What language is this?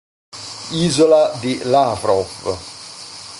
Italian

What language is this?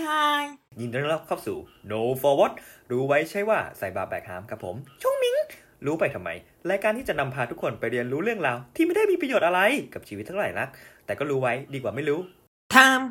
Thai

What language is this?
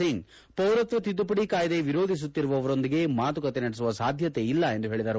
Kannada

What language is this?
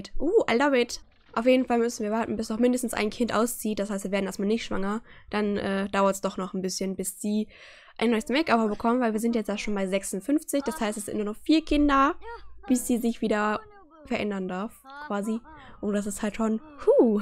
German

